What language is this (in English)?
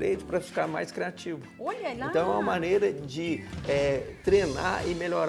Portuguese